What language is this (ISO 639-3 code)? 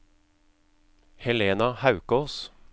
nor